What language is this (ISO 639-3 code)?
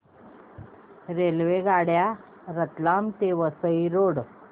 mar